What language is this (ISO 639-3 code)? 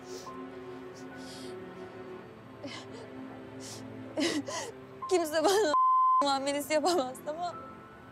tur